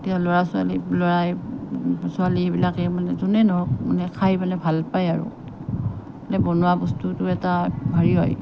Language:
Assamese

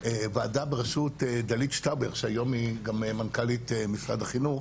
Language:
Hebrew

